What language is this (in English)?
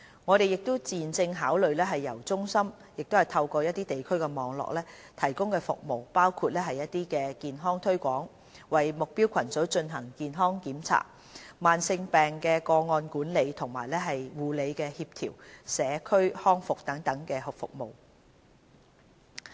Cantonese